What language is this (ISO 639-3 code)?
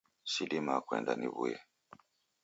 dav